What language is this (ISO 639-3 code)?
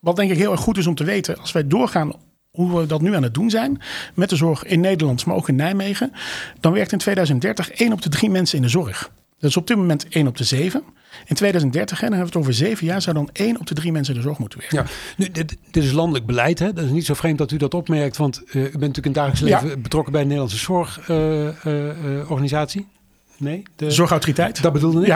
nld